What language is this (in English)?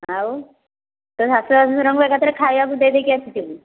Odia